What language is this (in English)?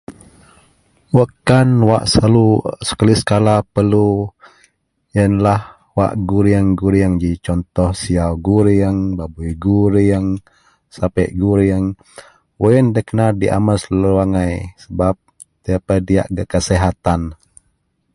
Central Melanau